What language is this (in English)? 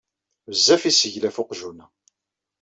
Kabyle